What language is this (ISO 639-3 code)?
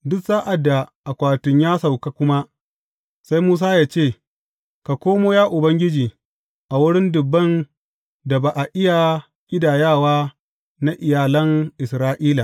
hau